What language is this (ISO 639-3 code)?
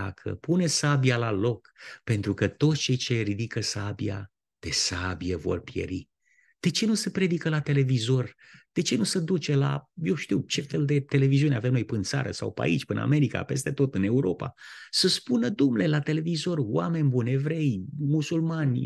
ron